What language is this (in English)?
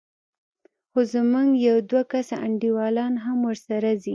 Pashto